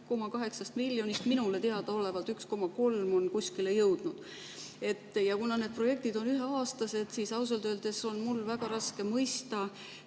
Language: Estonian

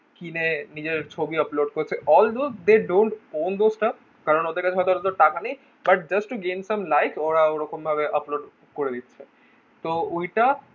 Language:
Bangla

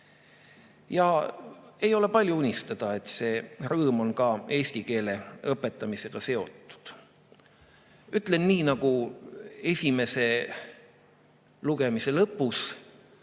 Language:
Estonian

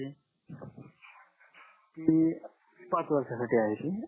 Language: Marathi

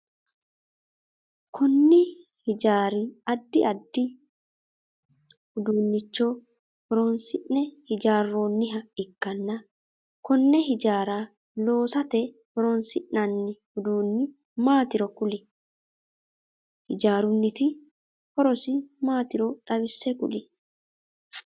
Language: Sidamo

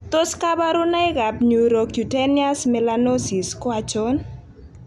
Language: Kalenjin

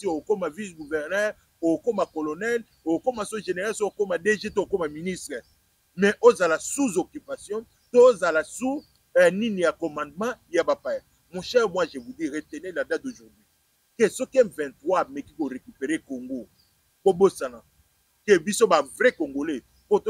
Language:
French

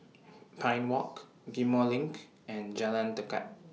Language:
English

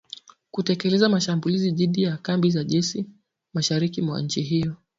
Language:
Swahili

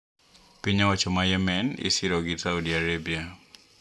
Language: Luo (Kenya and Tanzania)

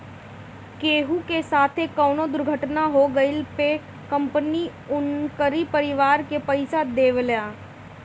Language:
Bhojpuri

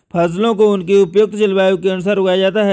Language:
Hindi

